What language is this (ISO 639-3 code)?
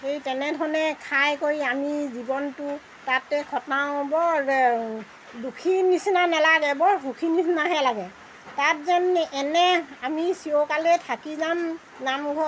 asm